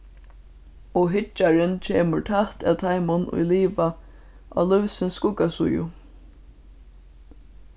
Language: Faroese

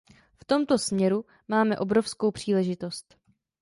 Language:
Czech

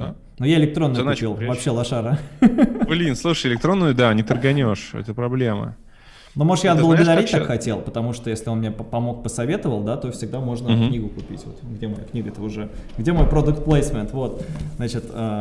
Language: Russian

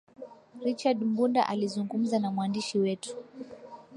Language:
Swahili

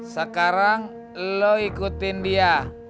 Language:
Indonesian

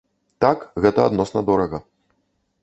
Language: Belarusian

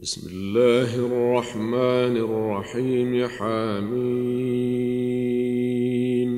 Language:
Arabic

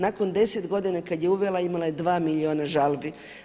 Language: Croatian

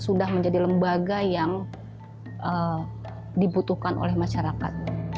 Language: Indonesian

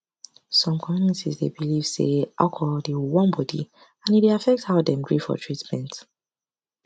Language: Nigerian Pidgin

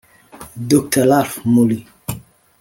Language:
Kinyarwanda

